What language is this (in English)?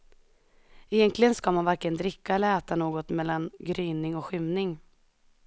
Swedish